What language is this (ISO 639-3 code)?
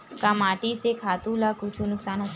hne